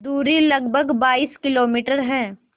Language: Hindi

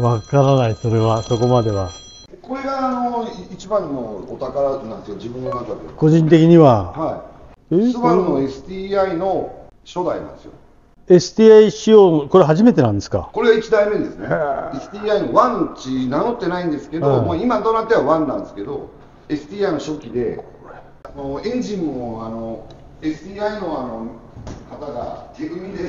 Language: Japanese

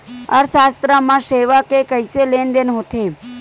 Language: Chhattisgarhi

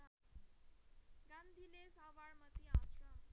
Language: Nepali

